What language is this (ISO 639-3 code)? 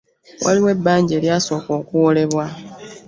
lug